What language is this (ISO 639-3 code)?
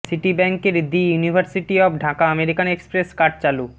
ben